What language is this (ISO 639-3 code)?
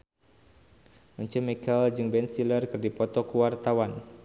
sun